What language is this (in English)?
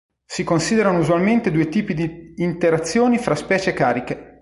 Italian